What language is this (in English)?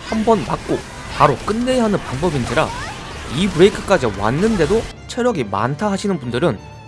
Korean